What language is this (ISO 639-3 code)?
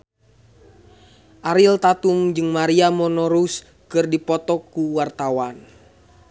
sun